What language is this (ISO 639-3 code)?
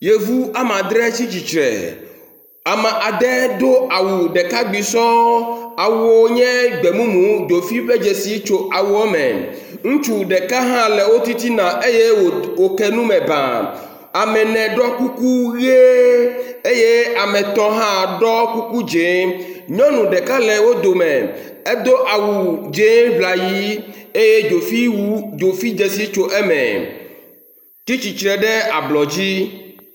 ewe